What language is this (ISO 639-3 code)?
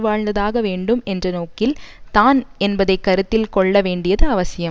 tam